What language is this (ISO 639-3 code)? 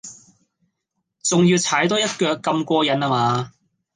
yue